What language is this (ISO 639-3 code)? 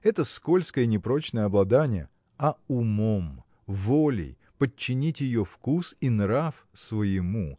rus